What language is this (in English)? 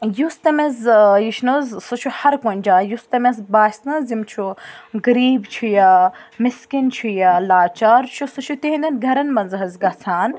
Kashmiri